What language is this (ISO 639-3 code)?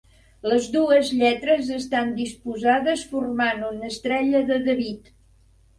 cat